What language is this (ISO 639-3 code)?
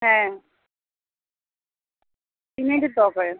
ben